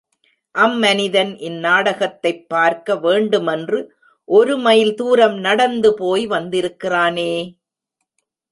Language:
Tamil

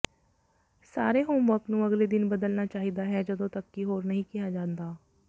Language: Punjabi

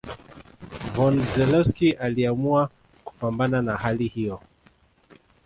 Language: Swahili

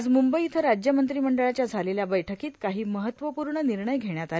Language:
Marathi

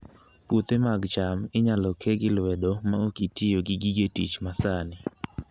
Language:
Luo (Kenya and Tanzania)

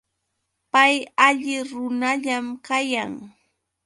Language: Yauyos Quechua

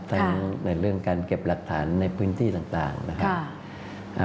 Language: Thai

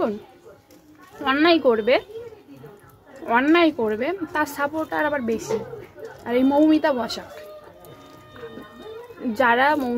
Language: Hindi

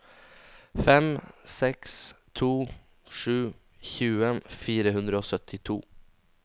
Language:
Norwegian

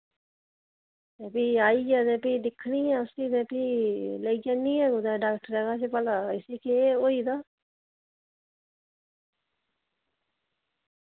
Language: Dogri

